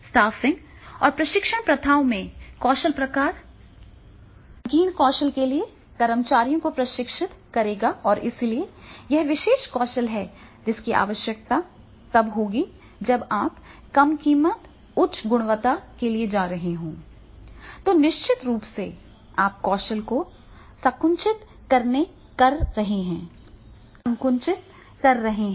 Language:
Hindi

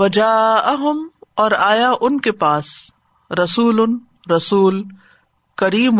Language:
Urdu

